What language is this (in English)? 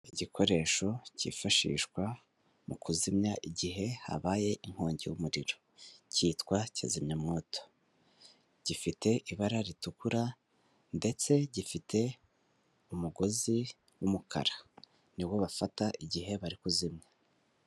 Kinyarwanda